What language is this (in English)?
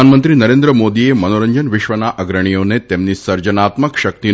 Gujarati